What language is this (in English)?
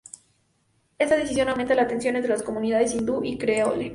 Spanish